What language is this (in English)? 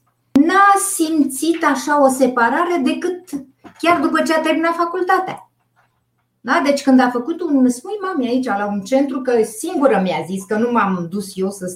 Romanian